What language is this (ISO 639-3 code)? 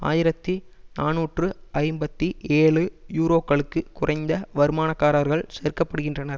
tam